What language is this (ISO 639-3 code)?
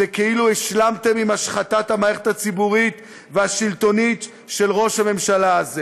heb